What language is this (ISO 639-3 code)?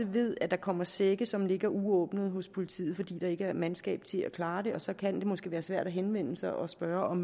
dan